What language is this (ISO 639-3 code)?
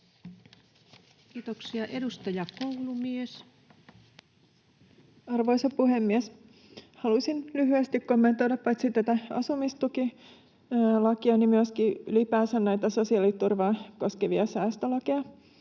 fin